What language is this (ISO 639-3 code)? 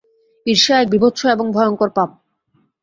ben